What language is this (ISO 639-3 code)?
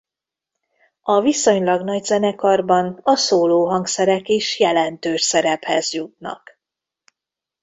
hun